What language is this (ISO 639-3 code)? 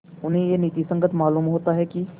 hin